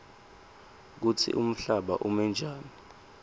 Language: Swati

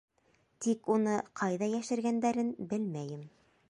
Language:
Bashkir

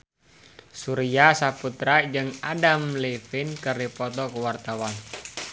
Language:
Sundanese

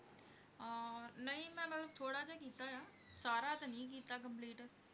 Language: Punjabi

